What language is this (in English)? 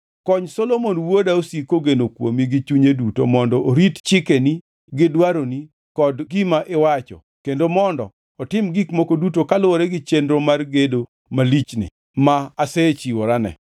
Luo (Kenya and Tanzania)